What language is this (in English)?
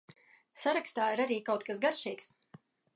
Latvian